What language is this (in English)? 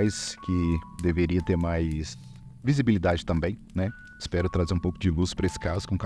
Portuguese